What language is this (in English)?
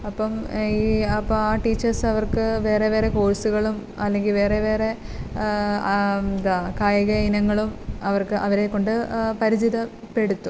Malayalam